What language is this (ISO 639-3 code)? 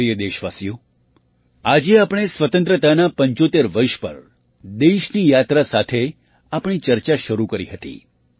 guj